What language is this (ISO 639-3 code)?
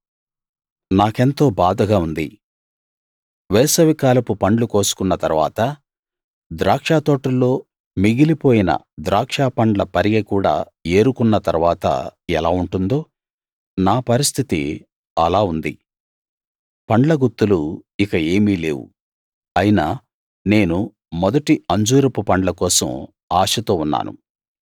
tel